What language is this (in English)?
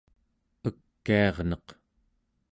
Central Yupik